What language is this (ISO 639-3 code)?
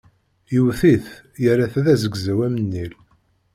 kab